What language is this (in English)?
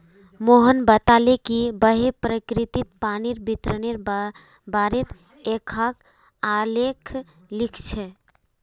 Magahi